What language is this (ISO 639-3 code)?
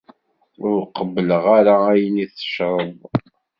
kab